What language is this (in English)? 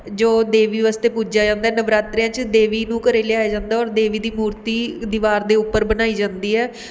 Punjabi